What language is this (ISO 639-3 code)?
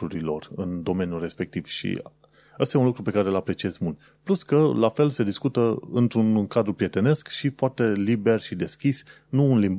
ron